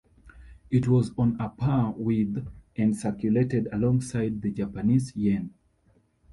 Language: English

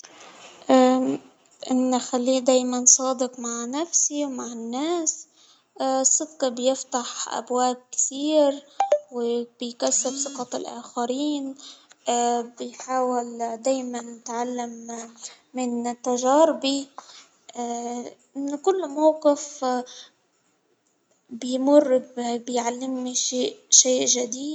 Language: Hijazi Arabic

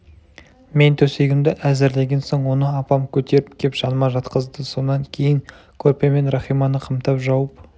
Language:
Kazakh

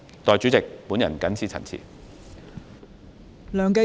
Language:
Cantonese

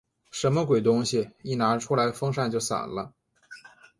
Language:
Chinese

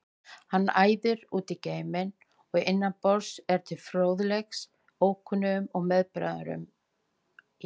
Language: Icelandic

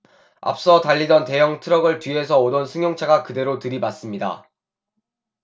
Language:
Korean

